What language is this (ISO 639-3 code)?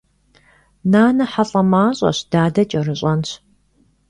kbd